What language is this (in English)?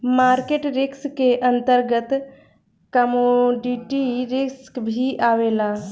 Bhojpuri